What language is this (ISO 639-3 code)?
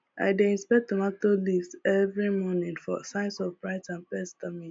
pcm